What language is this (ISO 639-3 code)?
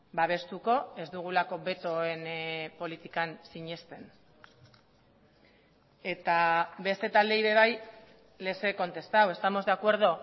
eus